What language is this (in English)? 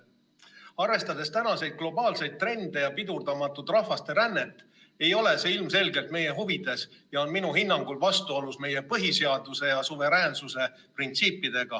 Estonian